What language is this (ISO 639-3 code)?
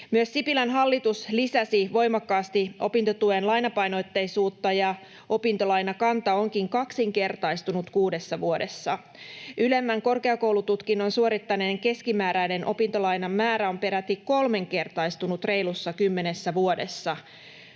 fin